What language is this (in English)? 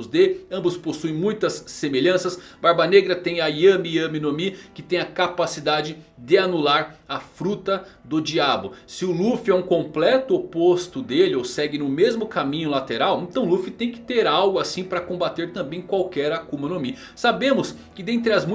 Portuguese